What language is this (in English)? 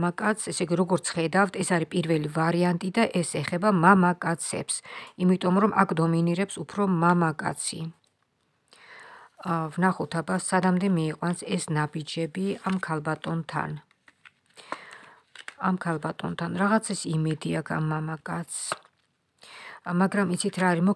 Romanian